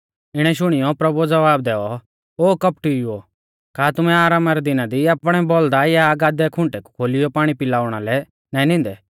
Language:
Mahasu Pahari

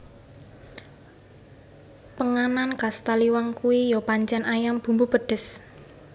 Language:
Javanese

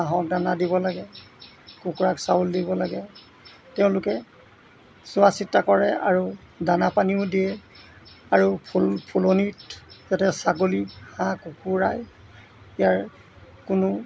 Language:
Assamese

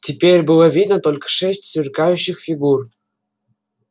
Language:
Russian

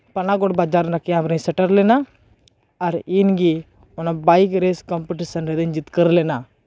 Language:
Santali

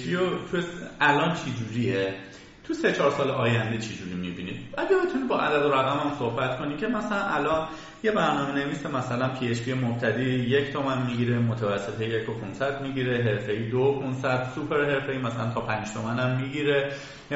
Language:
Persian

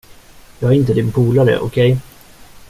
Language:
Swedish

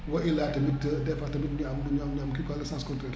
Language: Wolof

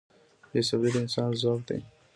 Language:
Pashto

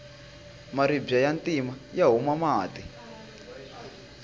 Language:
Tsonga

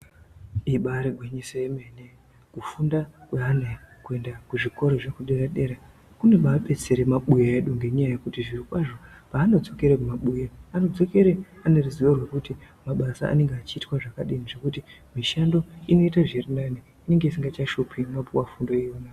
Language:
Ndau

